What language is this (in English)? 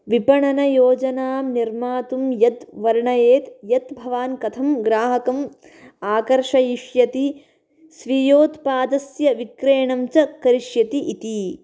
Sanskrit